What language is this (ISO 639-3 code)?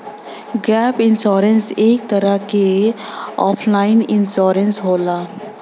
bho